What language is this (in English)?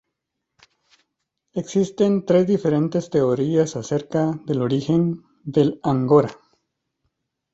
Spanish